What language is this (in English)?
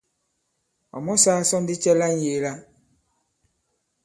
Bankon